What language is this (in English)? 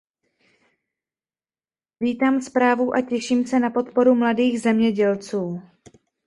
Czech